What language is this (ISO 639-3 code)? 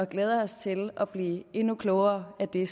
dan